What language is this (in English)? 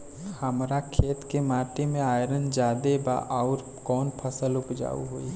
Bhojpuri